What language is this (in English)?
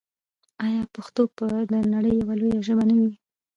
Pashto